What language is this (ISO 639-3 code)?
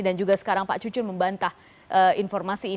ind